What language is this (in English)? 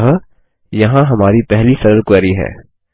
Hindi